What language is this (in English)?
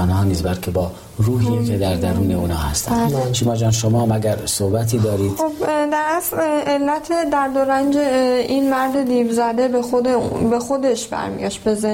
Persian